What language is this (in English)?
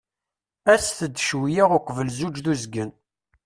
Kabyle